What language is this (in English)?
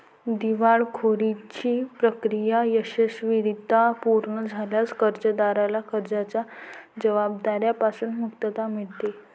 Marathi